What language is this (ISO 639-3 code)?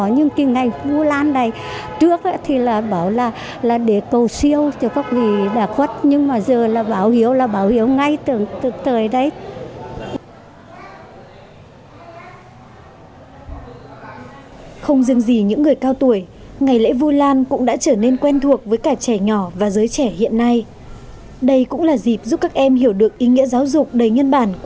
vie